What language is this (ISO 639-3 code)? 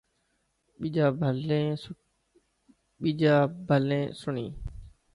mki